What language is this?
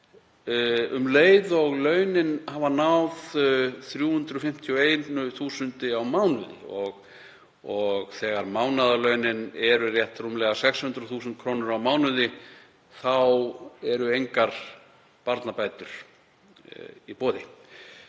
Icelandic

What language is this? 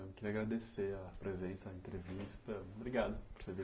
Portuguese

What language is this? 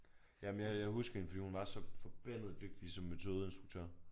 Danish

